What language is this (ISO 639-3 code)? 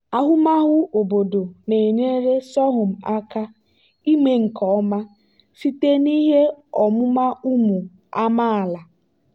ibo